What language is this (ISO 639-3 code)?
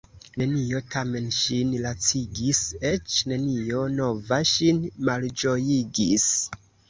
epo